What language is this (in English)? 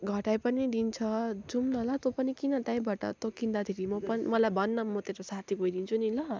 Nepali